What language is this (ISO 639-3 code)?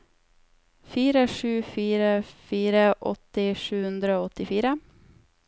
nor